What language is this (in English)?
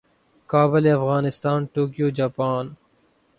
Urdu